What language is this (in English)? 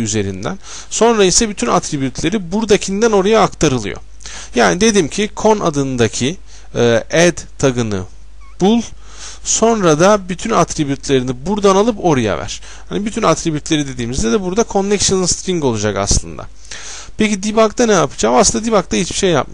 Turkish